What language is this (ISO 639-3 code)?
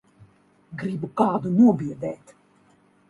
lav